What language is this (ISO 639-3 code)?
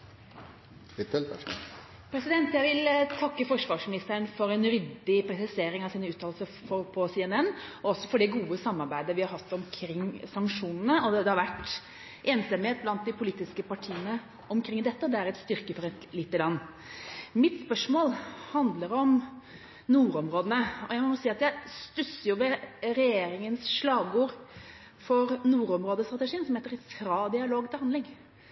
nob